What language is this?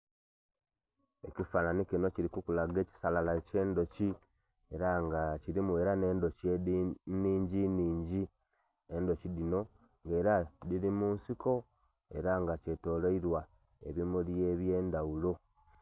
Soga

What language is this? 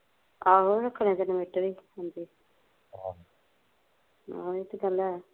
Punjabi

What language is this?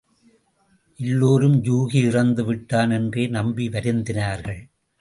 Tamil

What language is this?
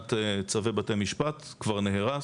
Hebrew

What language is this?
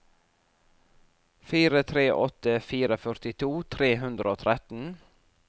Norwegian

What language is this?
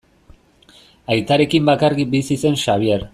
Basque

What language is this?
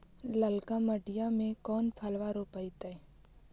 Magahi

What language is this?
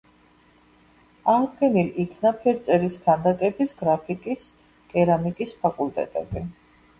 Georgian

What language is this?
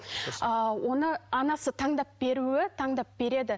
Kazakh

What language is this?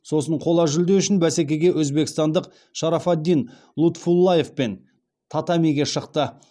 Kazakh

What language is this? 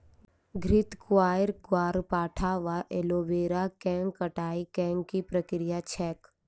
Maithili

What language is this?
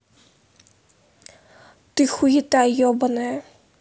Russian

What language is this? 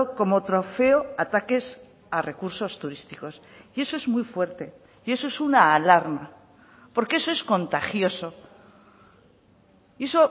Spanish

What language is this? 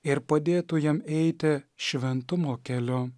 Lithuanian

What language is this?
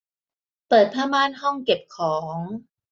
Thai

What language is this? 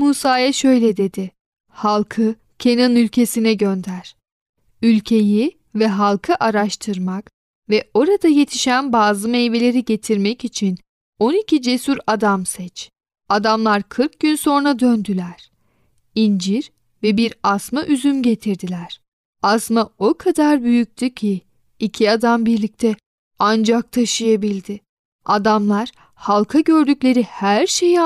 Turkish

